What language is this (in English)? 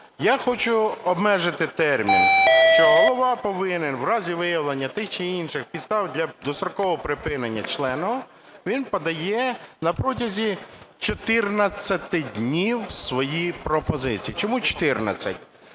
Ukrainian